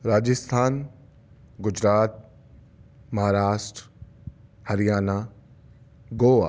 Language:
Urdu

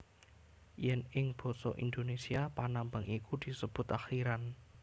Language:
Javanese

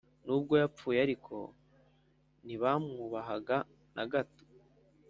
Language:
Kinyarwanda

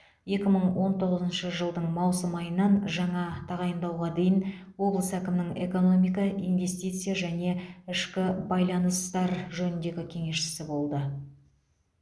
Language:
Kazakh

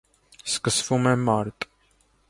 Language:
Armenian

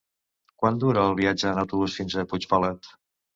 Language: Catalan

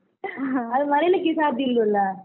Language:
Kannada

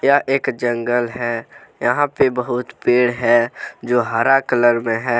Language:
Hindi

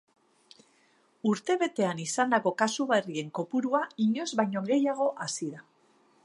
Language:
Basque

